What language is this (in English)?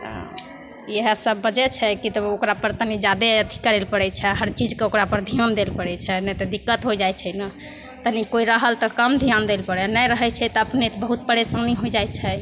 Maithili